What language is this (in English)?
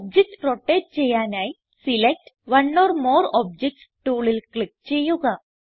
Malayalam